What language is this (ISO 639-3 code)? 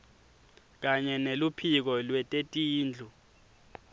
ssw